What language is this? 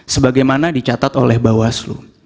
Indonesian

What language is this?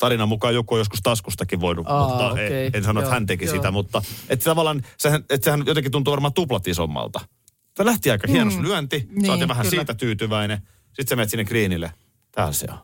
Finnish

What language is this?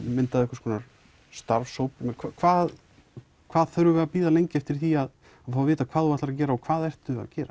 Icelandic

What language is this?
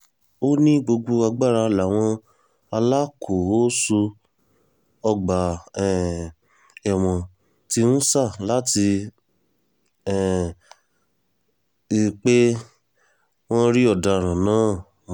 Yoruba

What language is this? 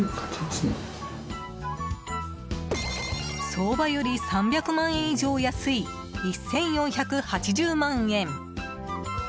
Japanese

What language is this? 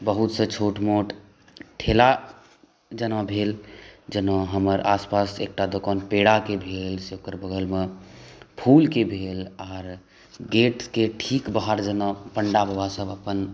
Maithili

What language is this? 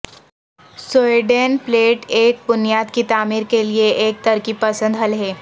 Urdu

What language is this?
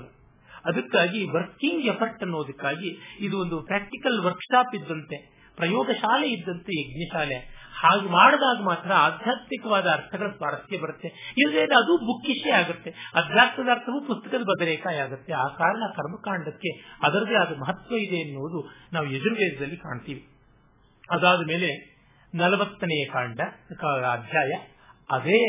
Kannada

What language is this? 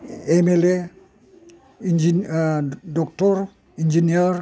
Bodo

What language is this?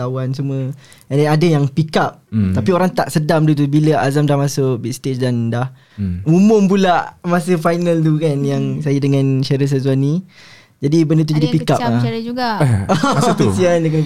Malay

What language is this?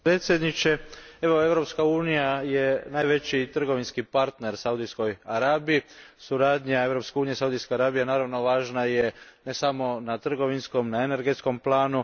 Croatian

